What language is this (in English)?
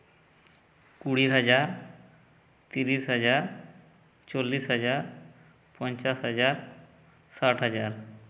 Santali